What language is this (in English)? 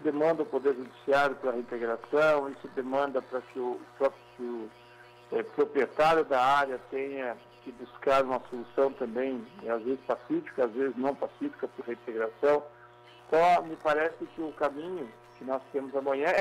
Portuguese